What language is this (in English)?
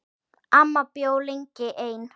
Icelandic